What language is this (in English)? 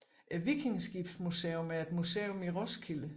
Danish